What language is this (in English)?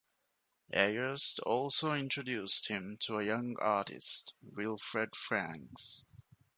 English